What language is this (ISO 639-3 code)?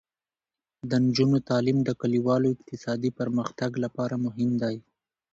pus